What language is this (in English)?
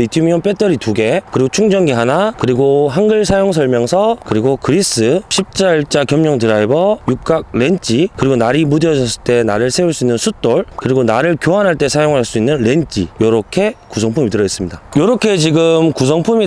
Korean